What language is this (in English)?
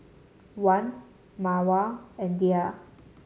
English